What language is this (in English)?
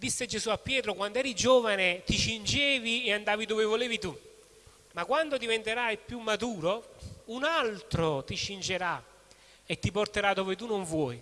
Italian